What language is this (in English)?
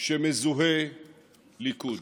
Hebrew